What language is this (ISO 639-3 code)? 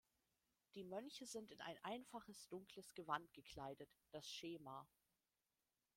deu